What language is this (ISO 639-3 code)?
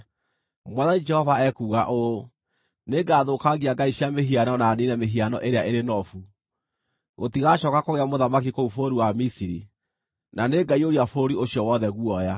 kik